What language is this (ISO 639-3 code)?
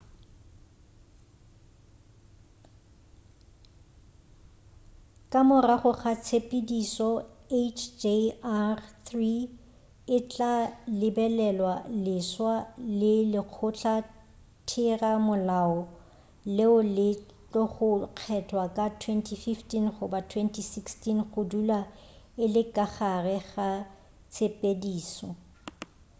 nso